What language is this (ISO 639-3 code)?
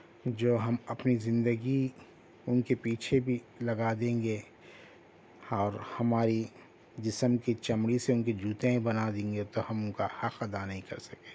urd